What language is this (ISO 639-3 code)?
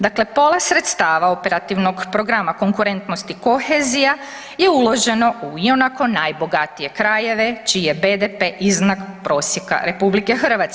hrv